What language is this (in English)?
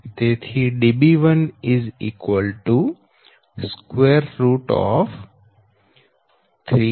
Gujarati